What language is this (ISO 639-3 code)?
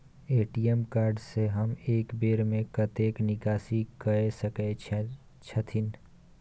mai